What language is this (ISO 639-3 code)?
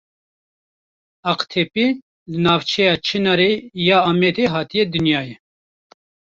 kur